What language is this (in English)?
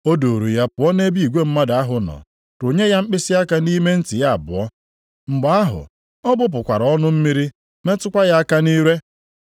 Igbo